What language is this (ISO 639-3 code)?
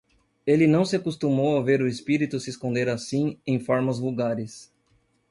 por